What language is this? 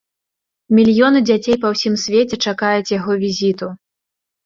Belarusian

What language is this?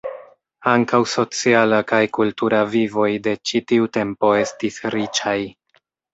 Esperanto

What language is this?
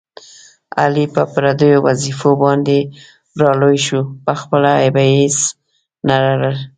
Pashto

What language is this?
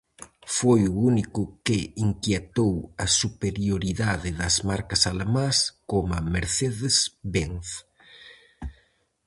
Galician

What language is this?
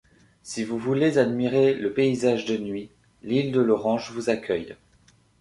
French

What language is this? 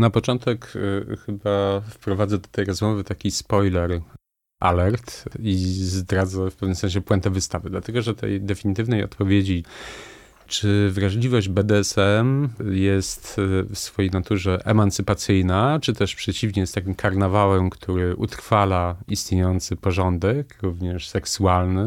Polish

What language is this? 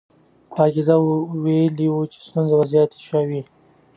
Pashto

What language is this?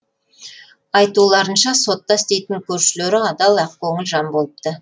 Kazakh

